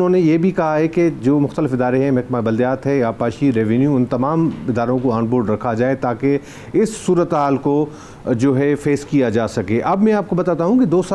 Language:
Hindi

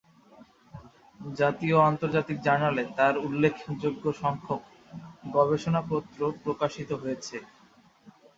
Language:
Bangla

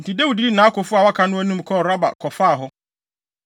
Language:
Akan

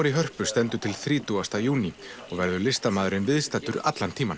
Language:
Icelandic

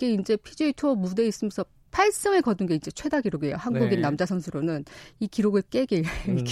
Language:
Korean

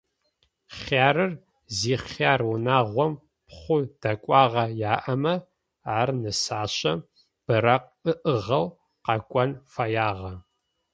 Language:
Adyghe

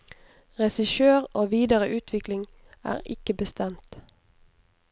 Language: Norwegian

